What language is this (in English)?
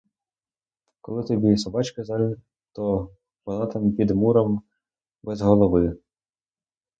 Ukrainian